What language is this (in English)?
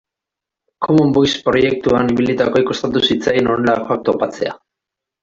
Basque